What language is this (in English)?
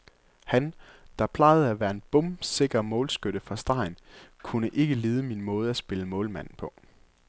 Danish